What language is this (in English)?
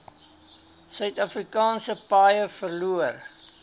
Afrikaans